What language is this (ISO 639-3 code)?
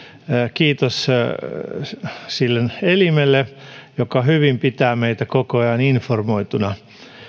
fin